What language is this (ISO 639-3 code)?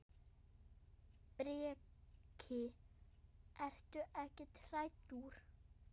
isl